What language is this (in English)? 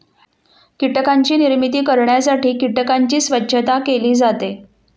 Marathi